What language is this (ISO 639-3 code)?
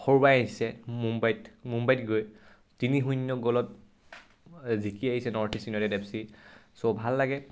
asm